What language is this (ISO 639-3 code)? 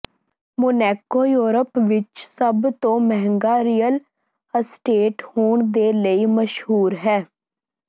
pan